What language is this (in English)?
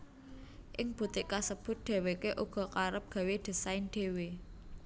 Javanese